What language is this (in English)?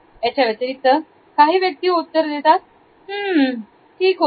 Marathi